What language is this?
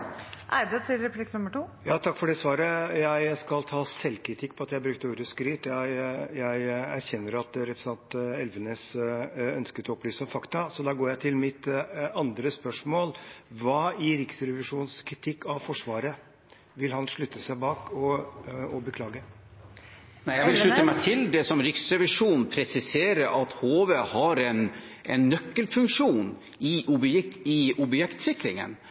Norwegian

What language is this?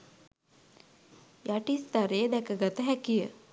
Sinhala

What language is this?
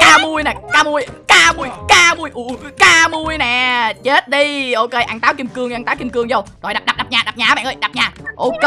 Vietnamese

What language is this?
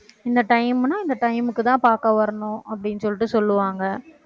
Tamil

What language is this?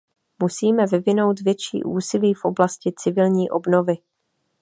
Czech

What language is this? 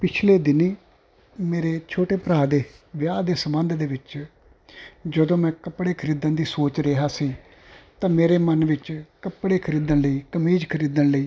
Punjabi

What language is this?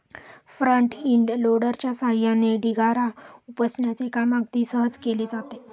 Marathi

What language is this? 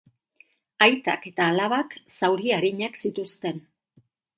Basque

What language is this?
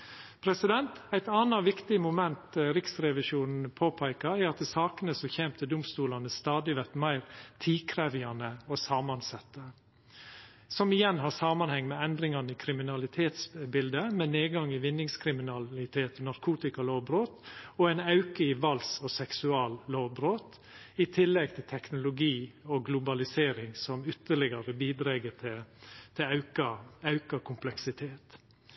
Norwegian Nynorsk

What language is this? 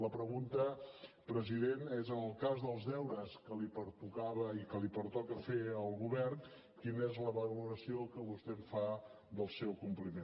Catalan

